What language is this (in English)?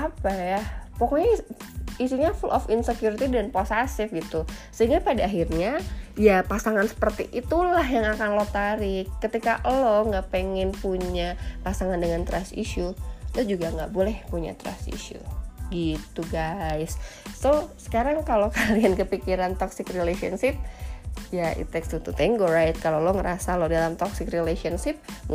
Indonesian